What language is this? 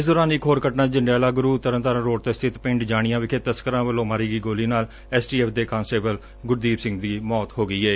Punjabi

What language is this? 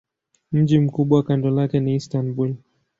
Swahili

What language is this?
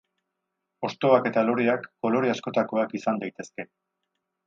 Basque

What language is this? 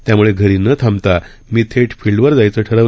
Marathi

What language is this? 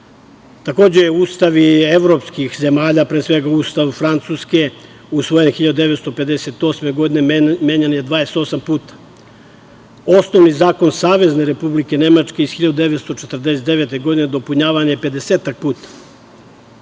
Serbian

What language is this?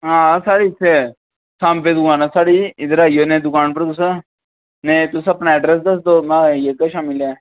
Dogri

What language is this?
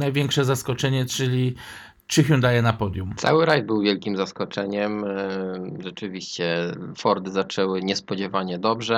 Polish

